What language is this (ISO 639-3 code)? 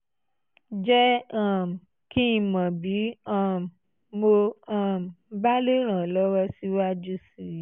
yor